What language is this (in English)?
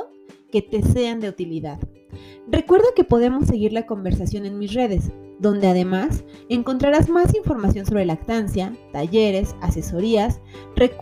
Spanish